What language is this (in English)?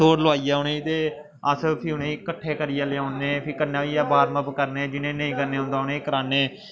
Dogri